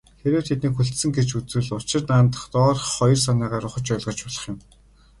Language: Mongolian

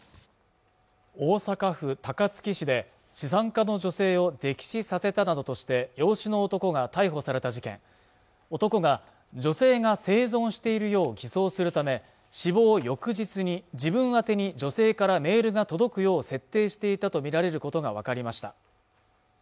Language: Japanese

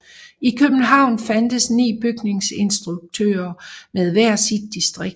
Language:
Danish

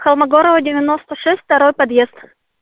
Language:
Russian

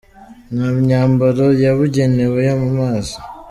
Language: Kinyarwanda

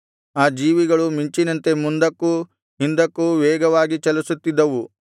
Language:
Kannada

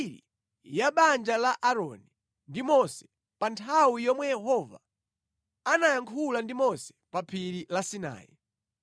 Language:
Nyanja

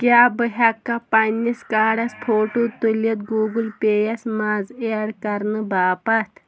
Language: Kashmiri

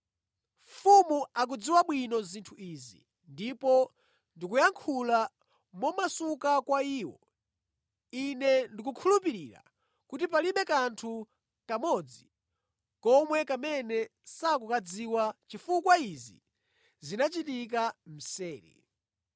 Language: Nyanja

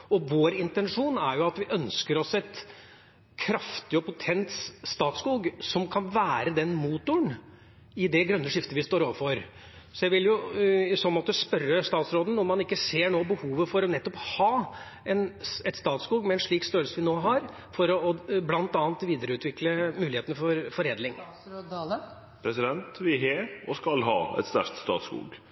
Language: Norwegian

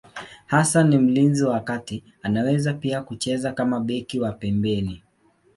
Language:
Swahili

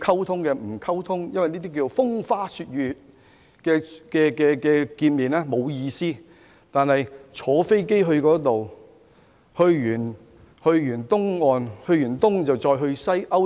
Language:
Cantonese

